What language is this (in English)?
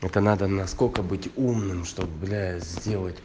Russian